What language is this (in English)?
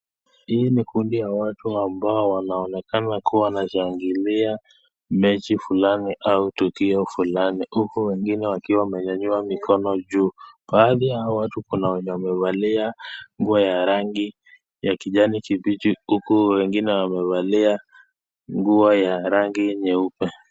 Swahili